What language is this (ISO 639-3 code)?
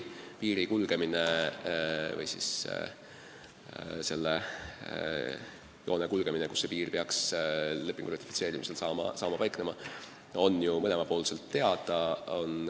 est